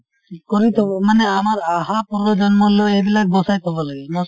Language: Assamese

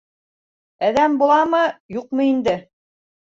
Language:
Bashkir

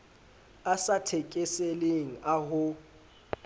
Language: Southern Sotho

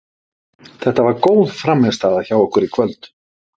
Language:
Icelandic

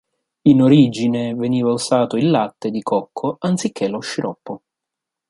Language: Italian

